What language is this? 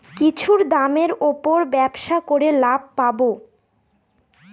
Bangla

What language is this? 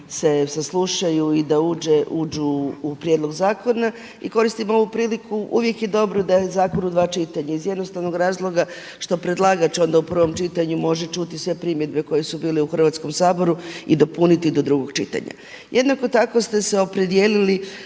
Croatian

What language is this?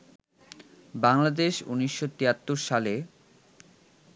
Bangla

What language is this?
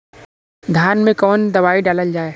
Bhojpuri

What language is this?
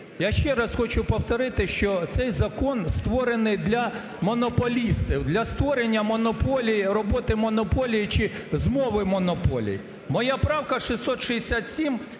Ukrainian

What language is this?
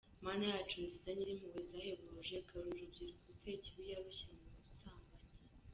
Kinyarwanda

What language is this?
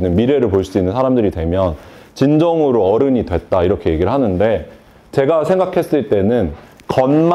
Korean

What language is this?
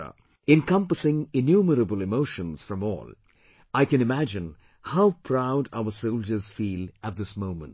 English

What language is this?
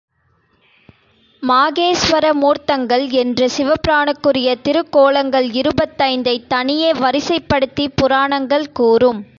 Tamil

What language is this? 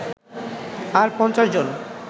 Bangla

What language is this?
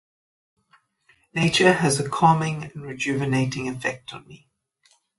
English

